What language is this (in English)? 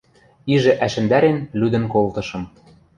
Western Mari